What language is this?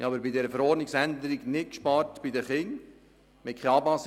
Swiss German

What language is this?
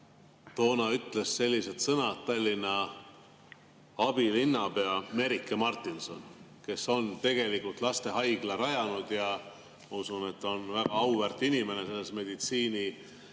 Estonian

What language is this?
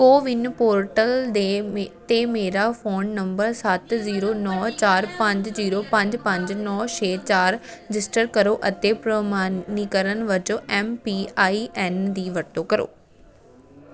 Punjabi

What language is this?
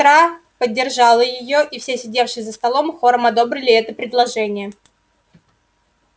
Russian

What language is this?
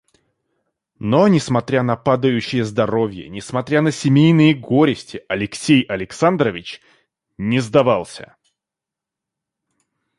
Russian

